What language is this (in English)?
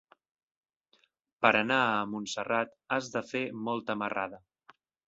Catalan